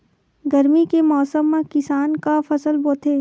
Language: Chhattisgarhi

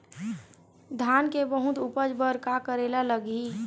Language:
Chhattisgarhi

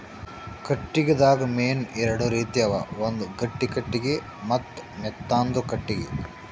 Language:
Kannada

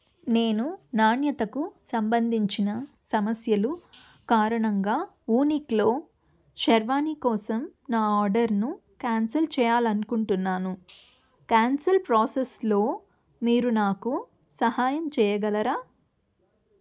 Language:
Telugu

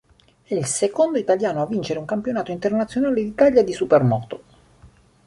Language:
Italian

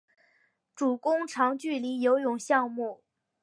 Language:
Chinese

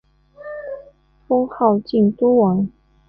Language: Chinese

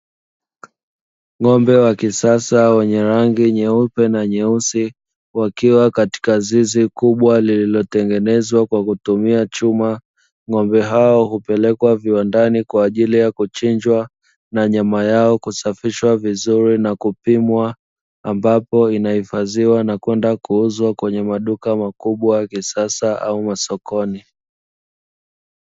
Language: Swahili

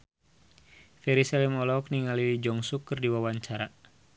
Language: Sundanese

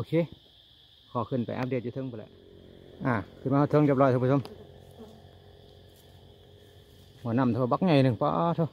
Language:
Thai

